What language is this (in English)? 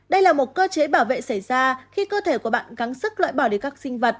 Vietnamese